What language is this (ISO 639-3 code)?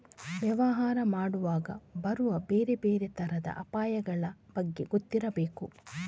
kan